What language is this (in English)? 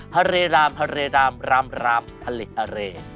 Thai